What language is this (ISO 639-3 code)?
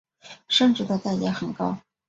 zho